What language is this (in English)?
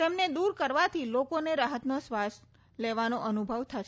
Gujarati